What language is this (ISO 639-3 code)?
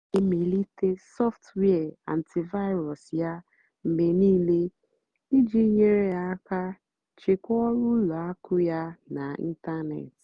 ibo